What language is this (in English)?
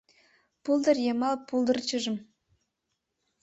Mari